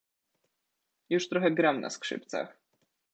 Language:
Polish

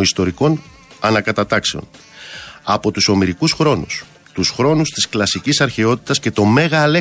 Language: Greek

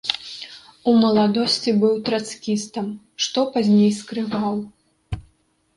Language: Belarusian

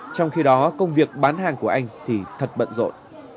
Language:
Vietnamese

